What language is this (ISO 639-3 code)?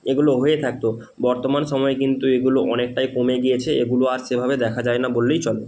ben